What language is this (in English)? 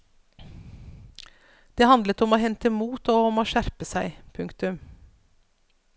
Norwegian